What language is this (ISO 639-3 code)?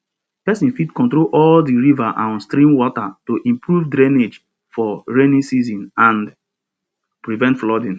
pcm